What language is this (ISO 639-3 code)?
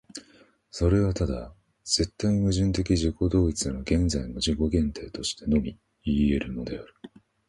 jpn